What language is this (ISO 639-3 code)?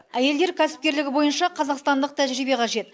kaz